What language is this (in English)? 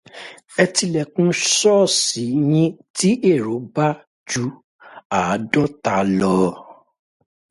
Yoruba